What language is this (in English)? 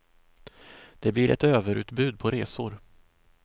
Swedish